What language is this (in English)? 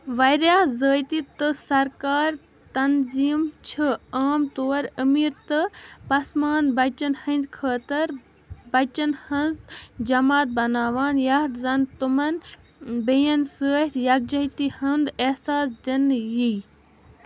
Kashmiri